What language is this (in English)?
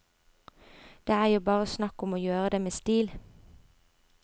Norwegian